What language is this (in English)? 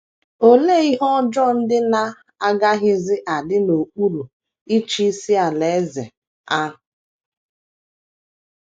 Igbo